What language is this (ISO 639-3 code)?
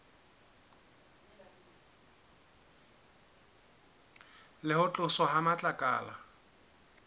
sot